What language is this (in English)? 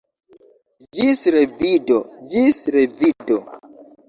Esperanto